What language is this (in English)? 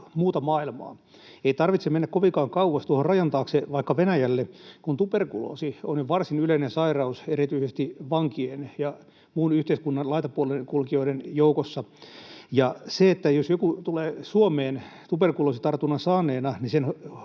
Finnish